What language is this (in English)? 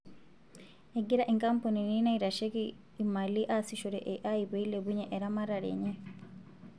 Masai